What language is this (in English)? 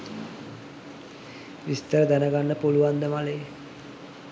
Sinhala